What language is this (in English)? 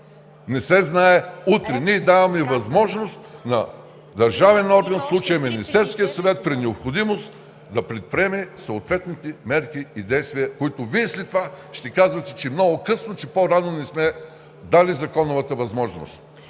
Bulgarian